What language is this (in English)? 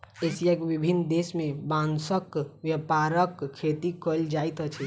Maithili